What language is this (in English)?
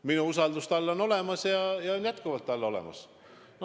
Estonian